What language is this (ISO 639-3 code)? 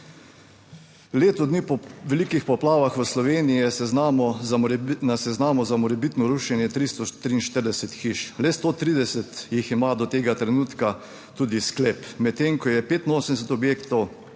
slv